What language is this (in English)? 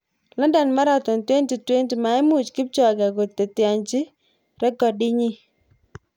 Kalenjin